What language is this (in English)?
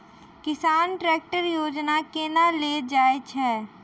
Maithili